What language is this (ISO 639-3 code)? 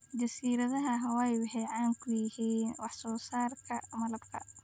som